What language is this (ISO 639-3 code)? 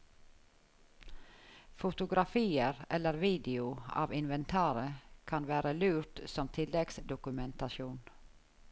nor